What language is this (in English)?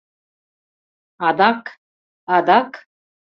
Mari